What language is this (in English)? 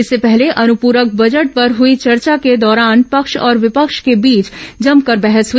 Hindi